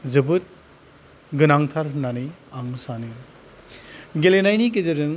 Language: Bodo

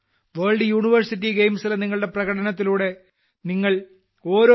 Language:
Malayalam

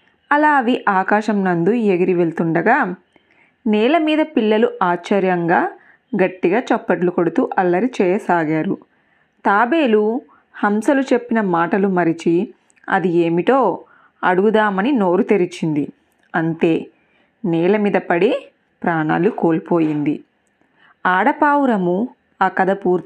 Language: Telugu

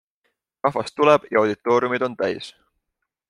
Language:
Estonian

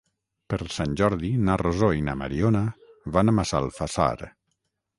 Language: Catalan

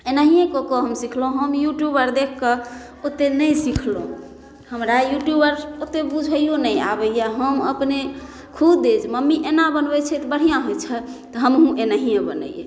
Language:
Maithili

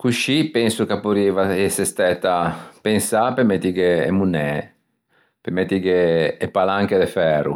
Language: Ligurian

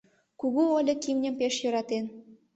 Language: Mari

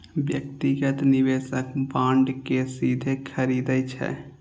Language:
Maithili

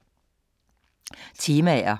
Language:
Danish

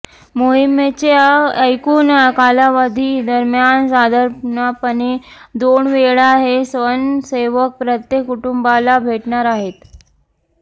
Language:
Marathi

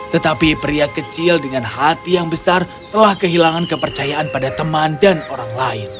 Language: Indonesian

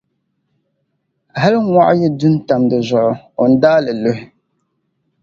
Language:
Dagbani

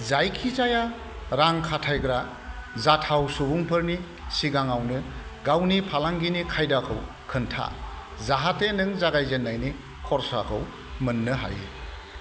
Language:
Bodo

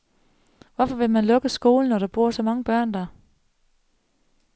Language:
Danish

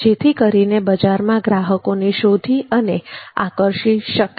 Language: Gujarati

